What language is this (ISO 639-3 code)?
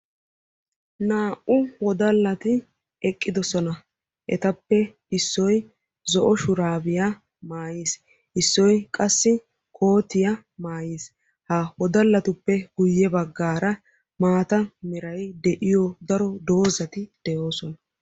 wal